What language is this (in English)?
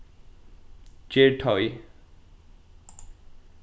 Faroese